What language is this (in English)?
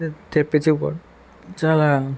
Telugu